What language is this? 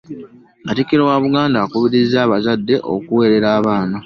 Ganda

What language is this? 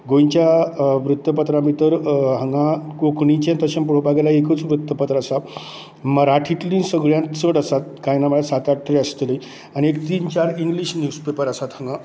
Konkani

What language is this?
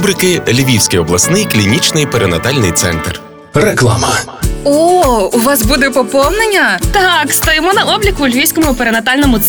Ukrainian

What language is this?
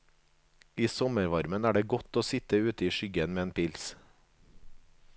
Norwegian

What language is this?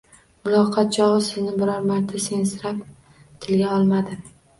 Uzbek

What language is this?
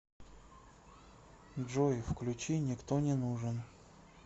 Russian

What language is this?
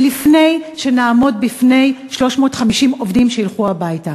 Hebrew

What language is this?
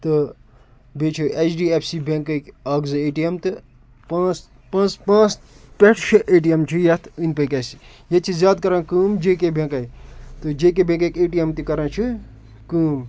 Kashmiri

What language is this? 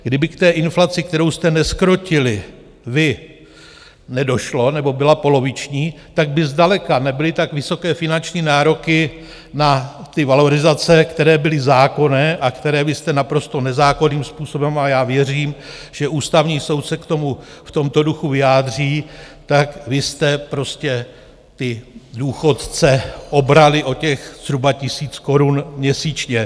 Czech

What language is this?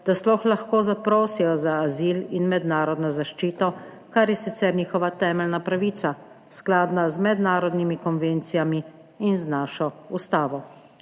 Slovenian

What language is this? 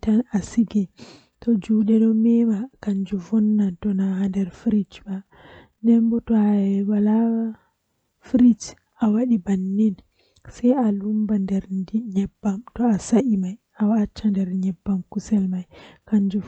Western Niger Fulfulde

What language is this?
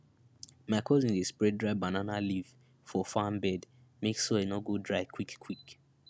Nigerian Pidgin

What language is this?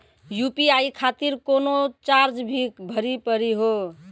Maithili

